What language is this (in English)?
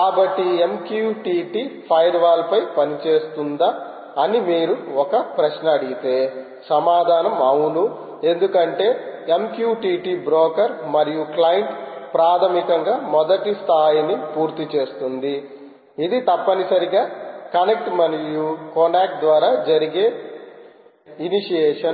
Telugu